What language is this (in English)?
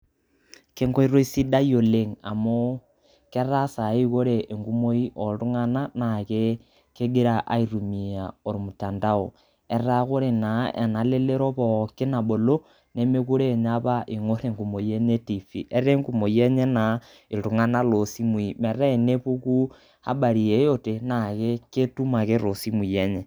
Masai